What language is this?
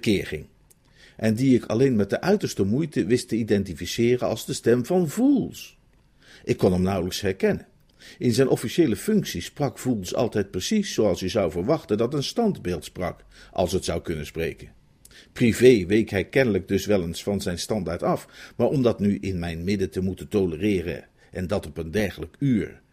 Dutch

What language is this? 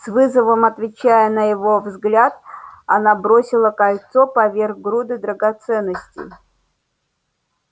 Russian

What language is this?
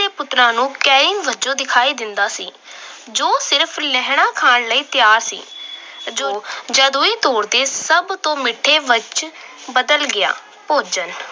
Punjabi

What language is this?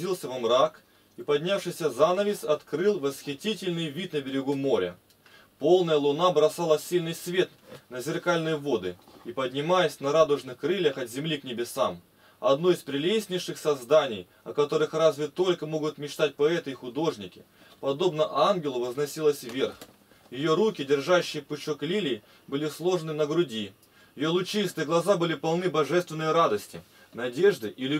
Russian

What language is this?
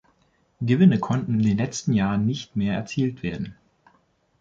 German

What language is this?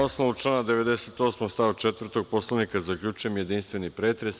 Serbian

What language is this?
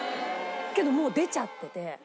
Japanese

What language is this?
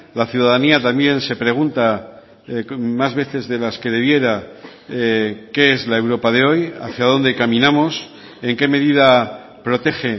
Spanish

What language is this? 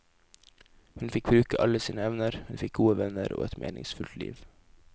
Norwegian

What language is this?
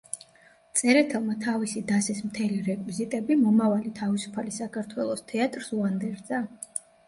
Georgian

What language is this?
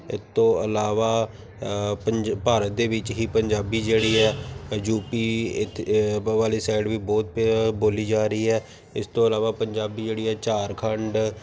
Punjabi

